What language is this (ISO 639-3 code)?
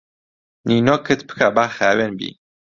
ckb